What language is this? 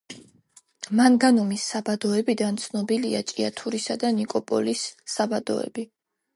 Georgian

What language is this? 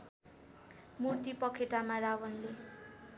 Nepali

